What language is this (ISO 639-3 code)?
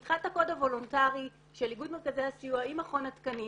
heb